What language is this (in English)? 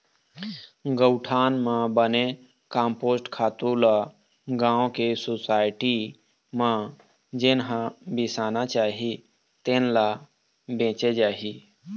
Chhattisgarhi